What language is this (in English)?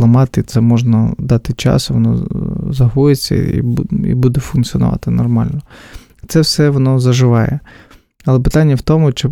Ukrainian